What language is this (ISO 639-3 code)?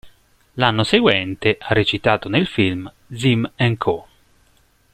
ita